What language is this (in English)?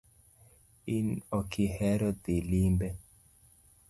Luo (Kenya and Tanzania)